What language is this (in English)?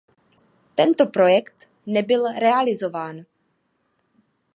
Czech